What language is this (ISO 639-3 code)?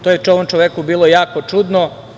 srp